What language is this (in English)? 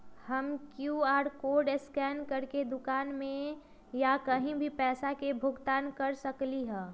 Magahi